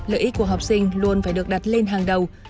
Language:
Vietnamese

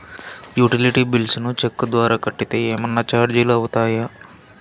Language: Telugu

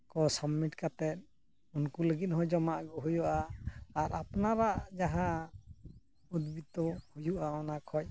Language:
Santali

